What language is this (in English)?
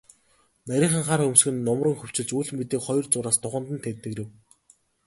Mongolian